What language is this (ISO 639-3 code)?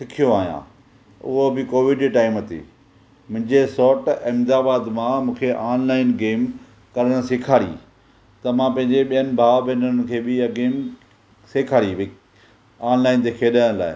snd